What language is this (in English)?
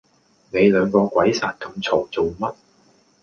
Cantonese